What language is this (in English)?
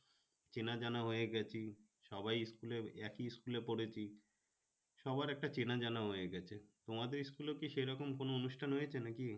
Bangla